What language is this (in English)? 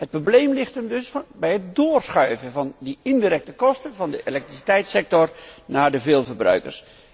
Dutch